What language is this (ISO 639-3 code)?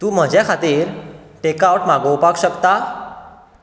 kok